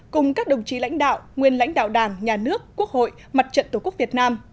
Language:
Vietnamese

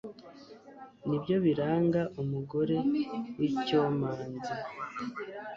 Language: Kinyarwanda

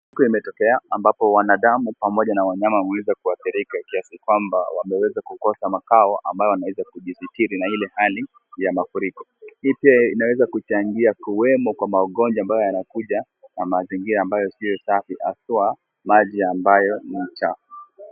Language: Swahili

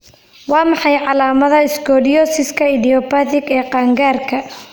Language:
Somali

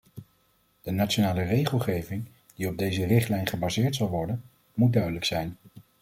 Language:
Dutch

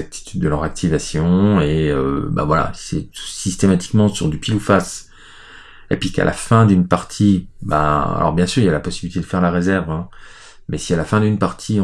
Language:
French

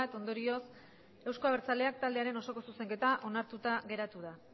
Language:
Basque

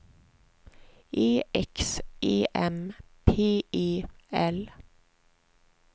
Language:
Swedish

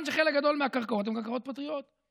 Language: Hebrew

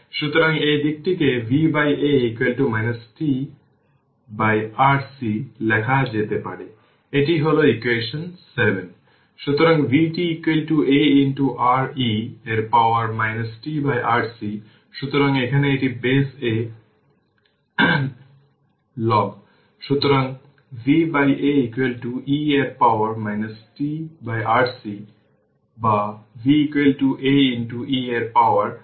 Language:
Bangla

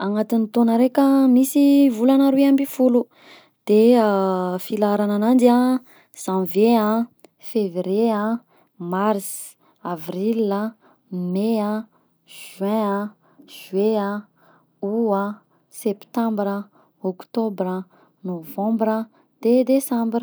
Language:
Southern Betsimisaraka Malagasy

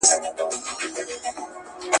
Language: Pashto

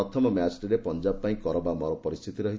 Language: Odia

